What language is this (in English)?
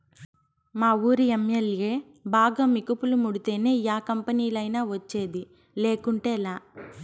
Telugu